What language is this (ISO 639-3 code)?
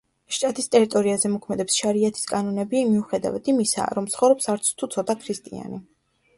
kat